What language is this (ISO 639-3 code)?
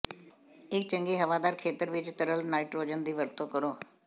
pan